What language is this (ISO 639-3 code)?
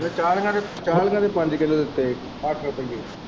pan